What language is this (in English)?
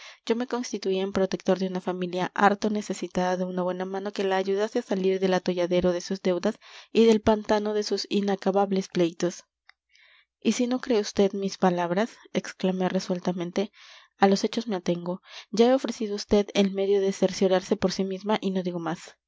Spanish